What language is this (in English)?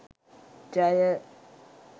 Sinhala